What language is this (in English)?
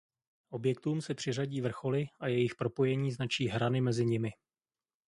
Czech